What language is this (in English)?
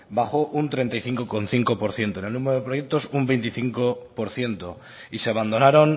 Spanish